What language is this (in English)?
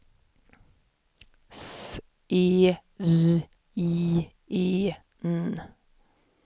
Swedish